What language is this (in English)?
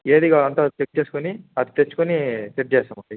Telugu